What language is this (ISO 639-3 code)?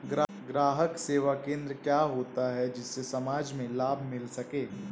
hin